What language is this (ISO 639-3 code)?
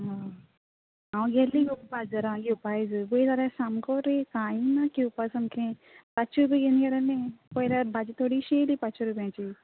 kok